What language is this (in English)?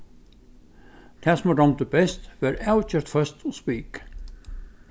Faroese